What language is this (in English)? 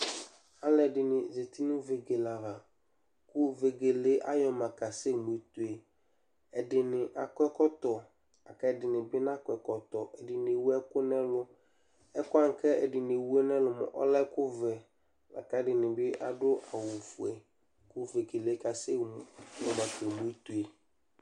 Ikposo